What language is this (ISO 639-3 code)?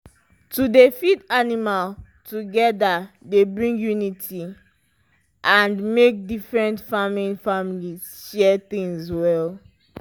pcm